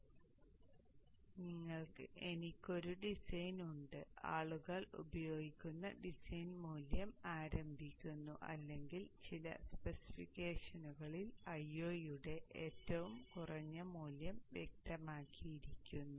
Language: Malayalam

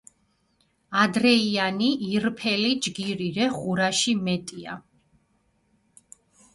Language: Mingrelian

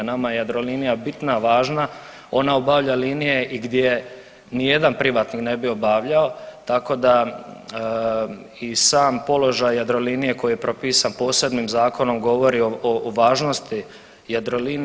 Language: Croatian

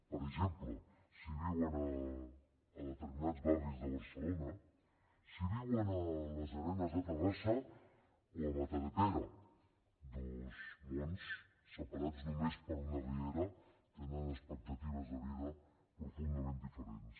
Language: Catalan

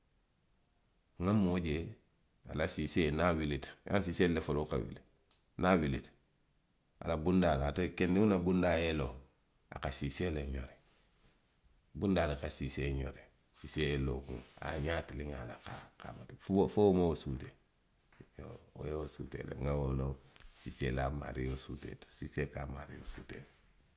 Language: Western Maninkakan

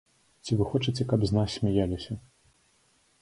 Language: Belarusian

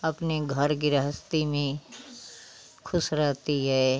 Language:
Hindi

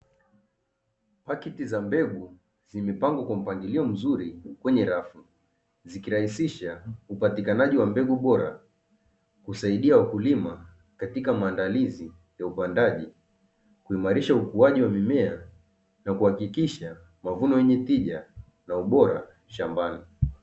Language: Swahili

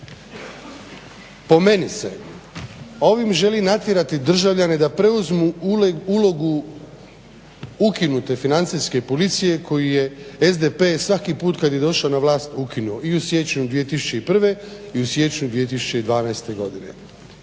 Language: Croatian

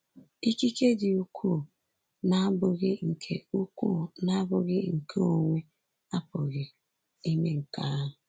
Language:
Igbo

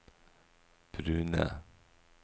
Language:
Norwegian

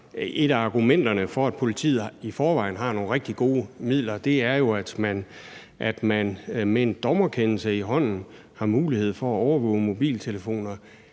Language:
Danish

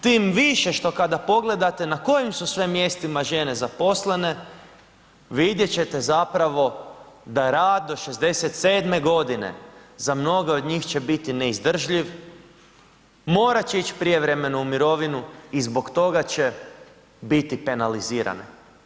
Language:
Croatian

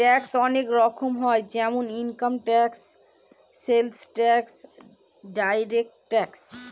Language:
Bangla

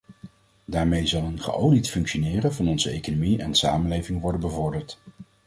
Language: Dutch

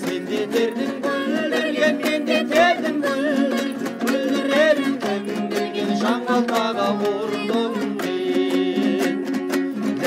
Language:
Arabic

